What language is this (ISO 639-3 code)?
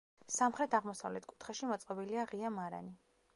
kat